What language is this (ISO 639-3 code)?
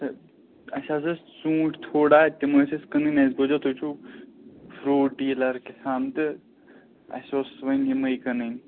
kas